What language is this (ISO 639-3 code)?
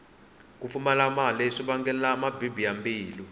tso